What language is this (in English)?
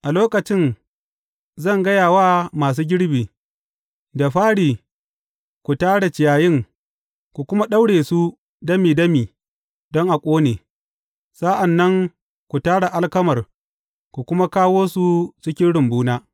Hausa